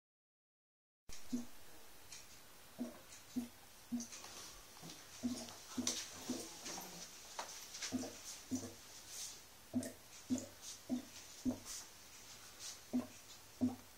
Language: Danish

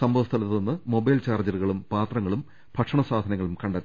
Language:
Malayalam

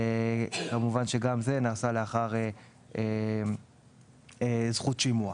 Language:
Hebrew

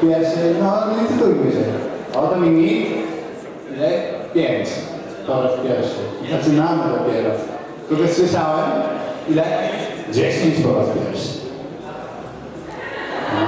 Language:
Polish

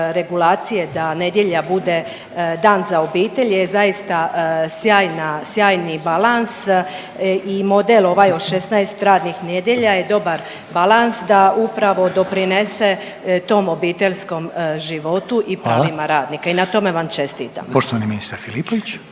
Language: Croatian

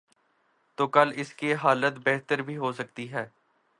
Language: Urdu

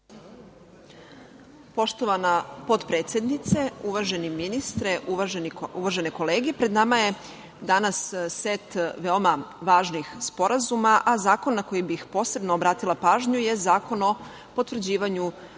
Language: Serbian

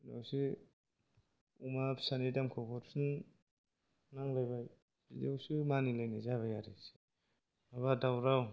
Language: Bodo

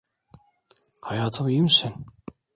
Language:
Turkish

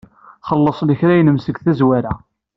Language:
Kabyle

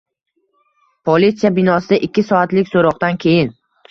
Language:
Uzbek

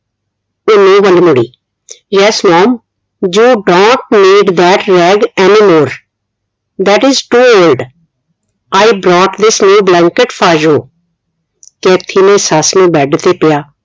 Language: Punjabi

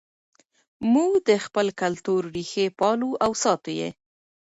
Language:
Pashto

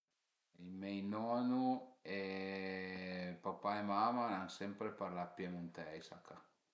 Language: Piedmontese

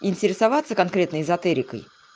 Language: Russian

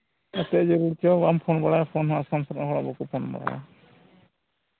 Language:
Santali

